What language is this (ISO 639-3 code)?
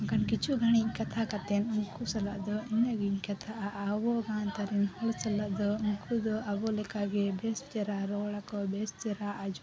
sat